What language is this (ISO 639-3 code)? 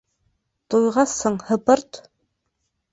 bak